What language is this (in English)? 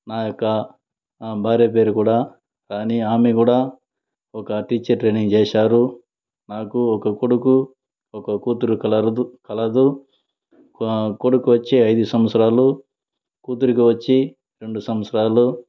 Telugu